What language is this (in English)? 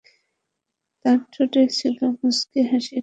Bangla